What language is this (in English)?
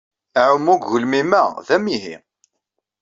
Kabyle